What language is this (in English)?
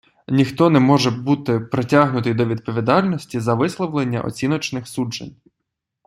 Ukrainian